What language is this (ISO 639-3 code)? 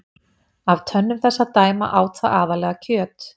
isl